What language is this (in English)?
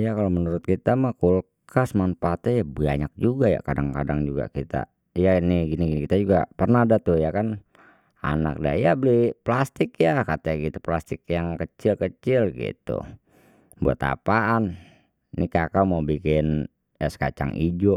Betawi